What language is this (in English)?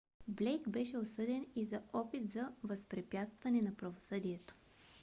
Bulgarian